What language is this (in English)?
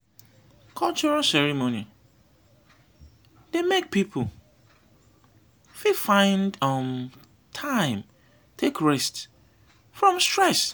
Nigerian Pidgin